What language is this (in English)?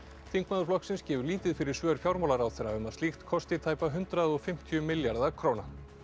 Icelandic